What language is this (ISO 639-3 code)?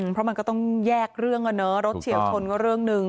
tha